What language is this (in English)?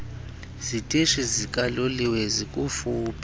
Xhosa